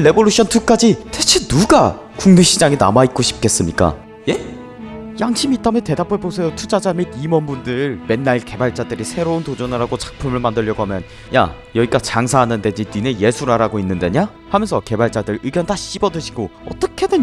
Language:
Korean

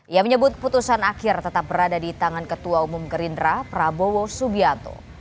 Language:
Indonesian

